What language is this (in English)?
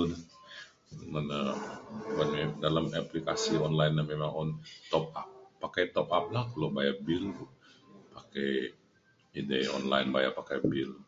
Mainstream Kenyah